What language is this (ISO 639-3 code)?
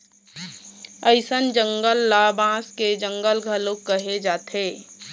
hne